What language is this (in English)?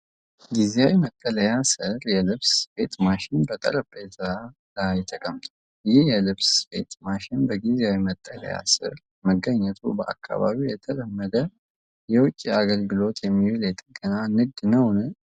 Amharic